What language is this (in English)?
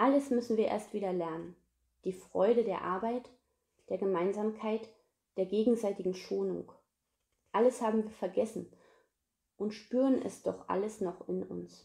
German